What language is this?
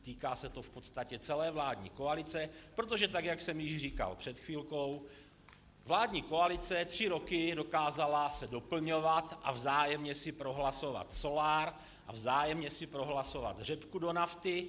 Czech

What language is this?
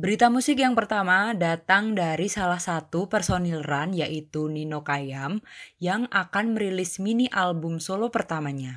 Indonesian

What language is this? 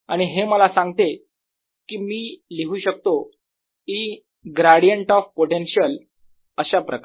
Marathi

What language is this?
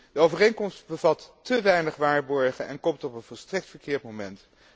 Dutch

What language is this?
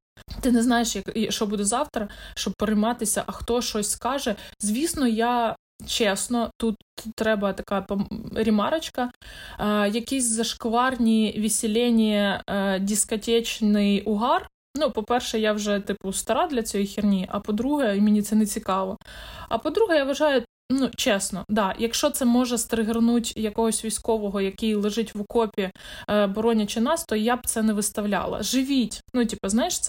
Ukrainian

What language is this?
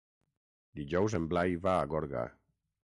Catalan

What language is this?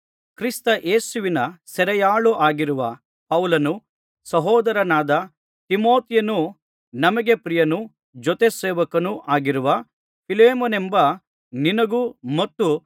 Kannada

